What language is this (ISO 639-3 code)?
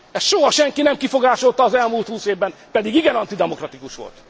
hun